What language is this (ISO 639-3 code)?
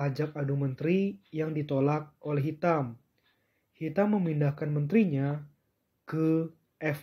ind